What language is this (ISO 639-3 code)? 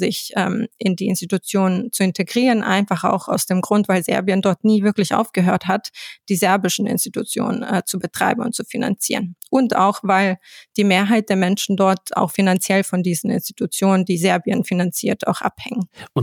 deu